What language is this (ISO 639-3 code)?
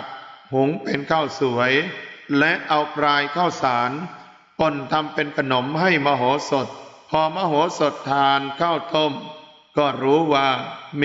tha